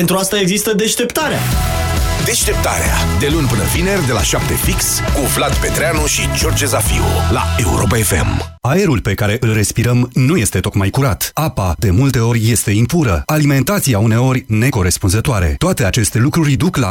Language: Romanian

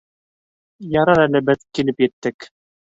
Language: Bashkir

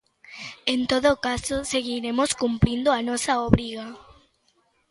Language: Galician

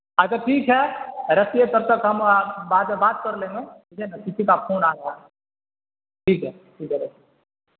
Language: Urdu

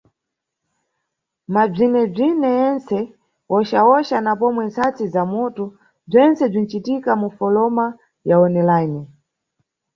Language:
Nyungwe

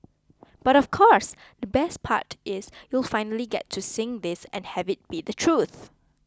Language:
English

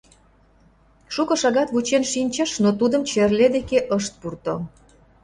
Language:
Mari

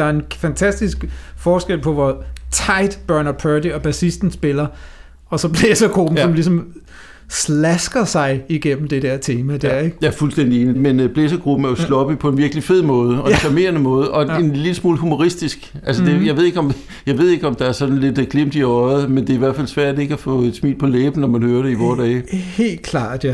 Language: Danish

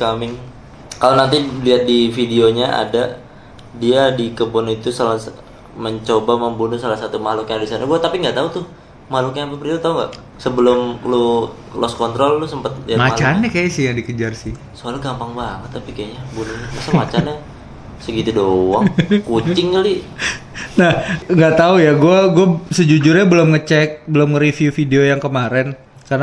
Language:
Indonesian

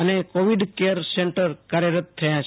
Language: Gujarati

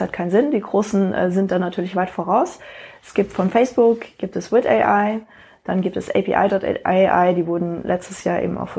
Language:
German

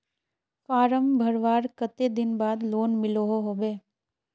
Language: Magahi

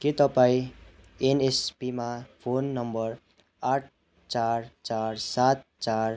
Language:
Nepali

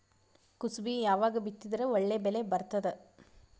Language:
Kannada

